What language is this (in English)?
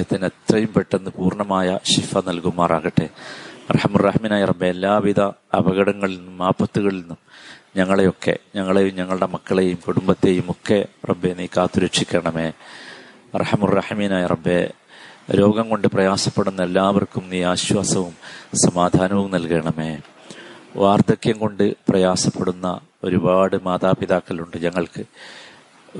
Malayalam